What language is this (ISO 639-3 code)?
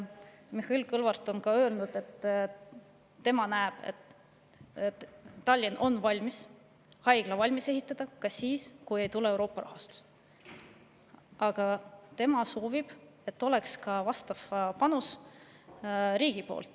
est